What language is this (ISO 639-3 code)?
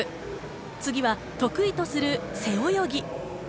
jpn